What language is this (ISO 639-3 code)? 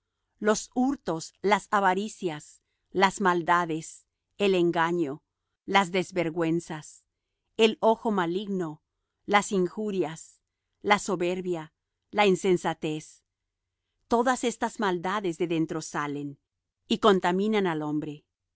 spa